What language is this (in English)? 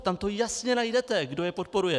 Czech